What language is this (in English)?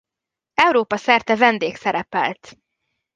Hungarian